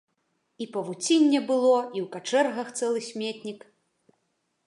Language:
Belarusian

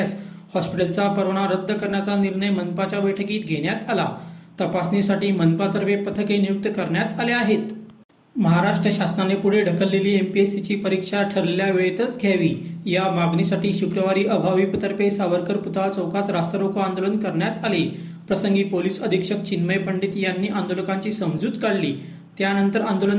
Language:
Marathi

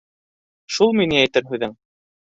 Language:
Bashkir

